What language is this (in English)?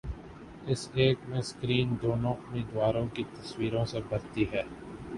Urdu